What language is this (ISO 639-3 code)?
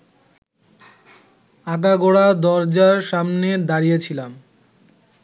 ben